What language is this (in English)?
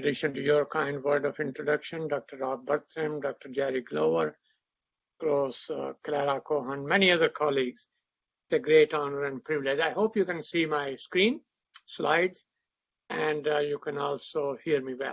English